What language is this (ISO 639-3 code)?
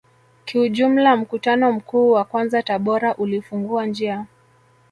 swa